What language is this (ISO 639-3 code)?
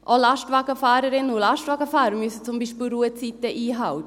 gsw